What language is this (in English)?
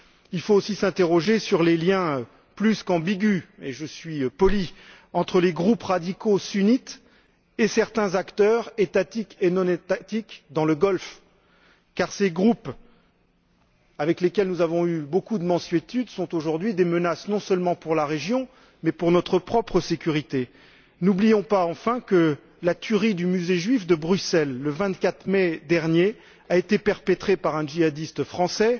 French